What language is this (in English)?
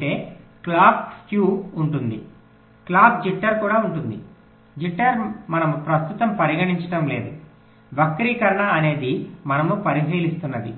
Telugu